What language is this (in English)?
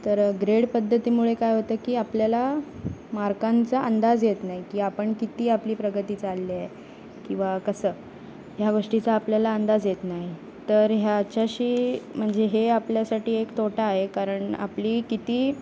Marathi